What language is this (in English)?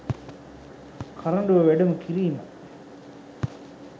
Sinhala